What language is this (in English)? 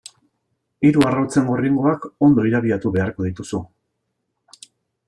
Basque